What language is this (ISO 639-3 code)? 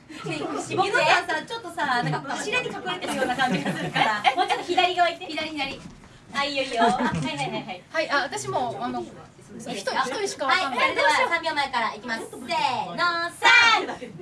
jpn